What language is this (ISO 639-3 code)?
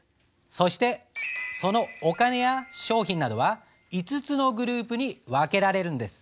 jpn